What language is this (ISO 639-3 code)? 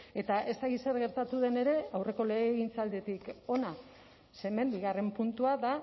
eus